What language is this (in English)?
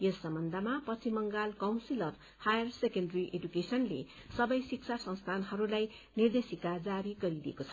Nepali